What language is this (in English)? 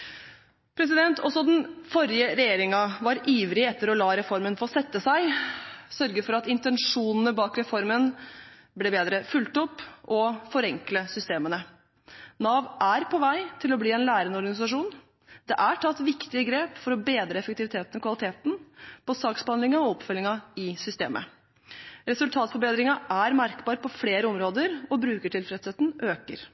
Norwegian Bokmål